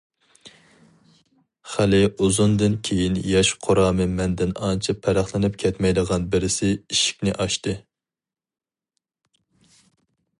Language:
Uyghur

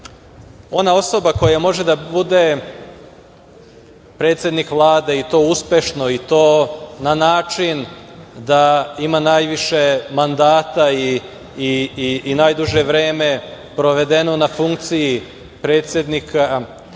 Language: Serbian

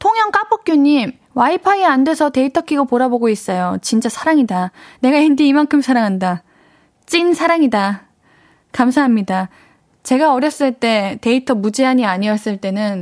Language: Korean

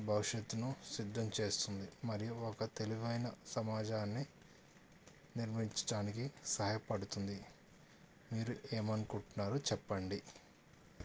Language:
Telugu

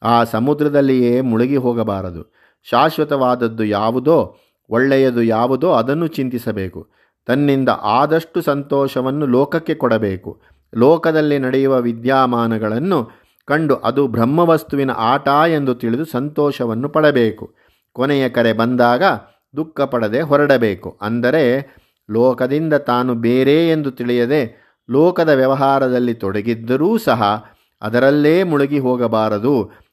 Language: Kannada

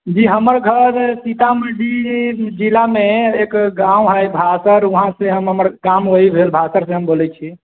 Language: Maithili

